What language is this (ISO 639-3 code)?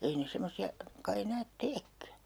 fin